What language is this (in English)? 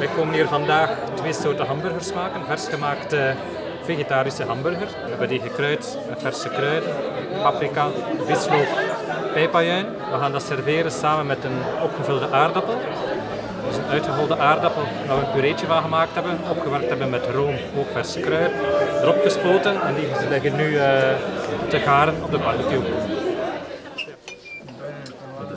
Dutch